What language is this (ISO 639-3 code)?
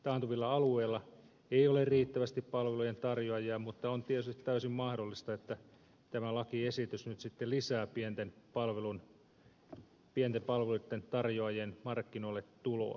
fin